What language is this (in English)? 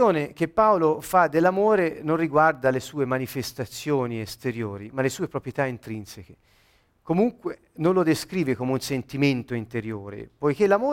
Italian